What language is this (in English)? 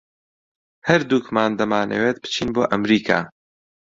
Central Kurdish